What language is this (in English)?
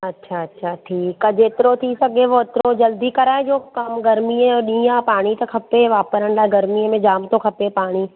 Sindhi